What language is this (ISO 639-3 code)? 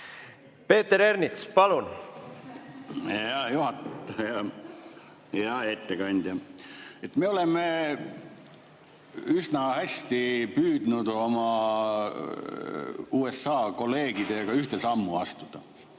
est